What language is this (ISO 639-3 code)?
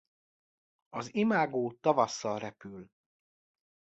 hun